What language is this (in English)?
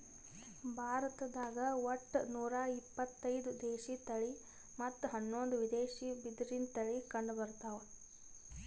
Kannada